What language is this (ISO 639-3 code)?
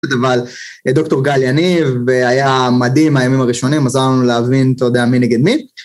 heb